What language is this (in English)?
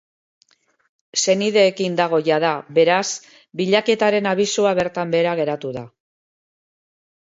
Basque